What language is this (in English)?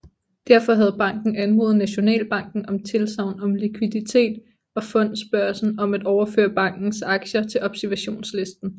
Danish